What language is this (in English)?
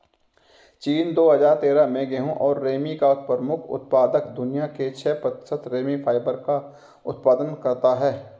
Hindi